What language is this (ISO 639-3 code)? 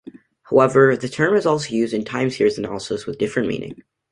eng